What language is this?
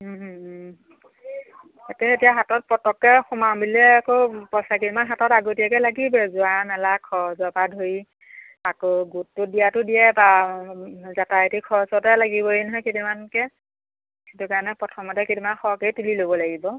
Assamese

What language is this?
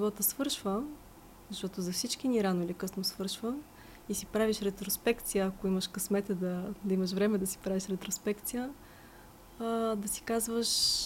Bulgarian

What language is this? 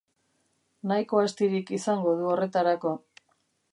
Basque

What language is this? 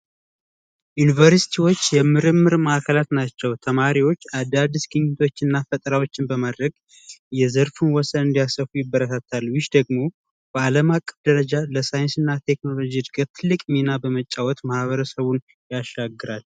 Amharic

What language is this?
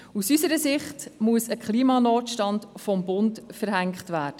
Swiss German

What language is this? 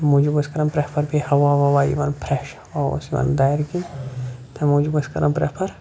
Kashmiri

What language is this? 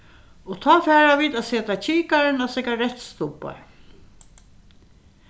Faroese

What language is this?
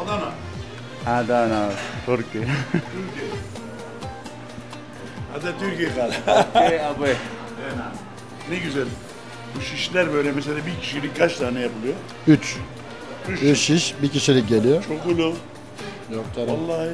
Turkish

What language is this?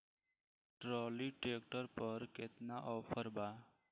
Bhojpuri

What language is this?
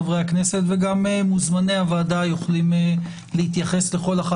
Hebrew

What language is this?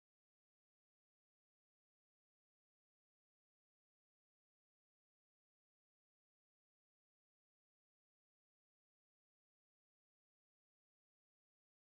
Punjabi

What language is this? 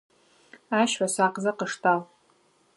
Adyghe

